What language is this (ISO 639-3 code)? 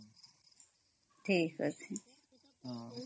ori